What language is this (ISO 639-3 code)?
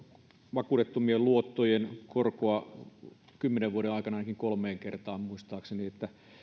fin